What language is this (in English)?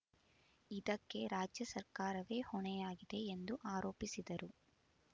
Kannada